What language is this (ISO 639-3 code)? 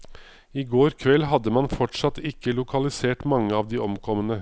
nor